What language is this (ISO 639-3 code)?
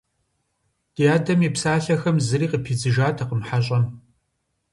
kbd